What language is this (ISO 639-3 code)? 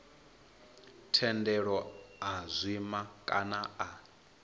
ven